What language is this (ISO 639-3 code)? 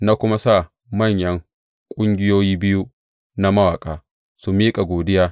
hau